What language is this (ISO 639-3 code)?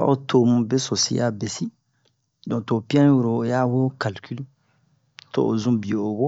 bmq